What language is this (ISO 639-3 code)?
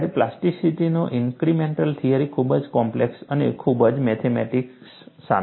guj